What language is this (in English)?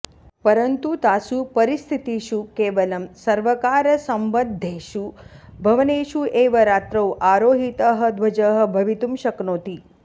Sanskrit